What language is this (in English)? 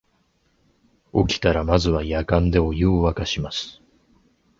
Japanese